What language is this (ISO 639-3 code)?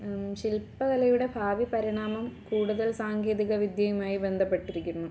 mal